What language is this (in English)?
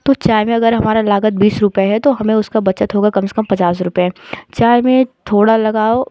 Hindi